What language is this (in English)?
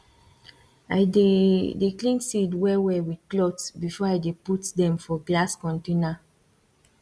Nigerian Pidgin